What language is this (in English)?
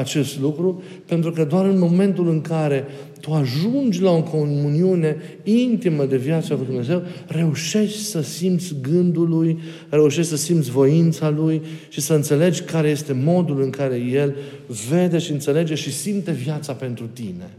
Romanian